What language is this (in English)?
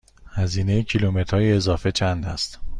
Persian